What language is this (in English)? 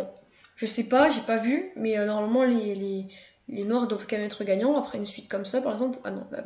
French